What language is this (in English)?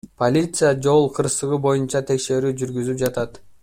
Kyrgyz